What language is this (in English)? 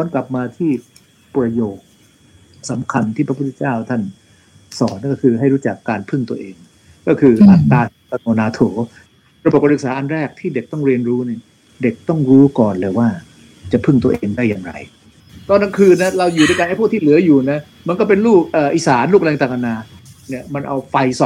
Thai